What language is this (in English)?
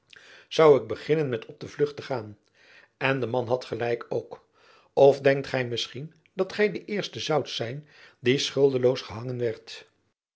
Dutch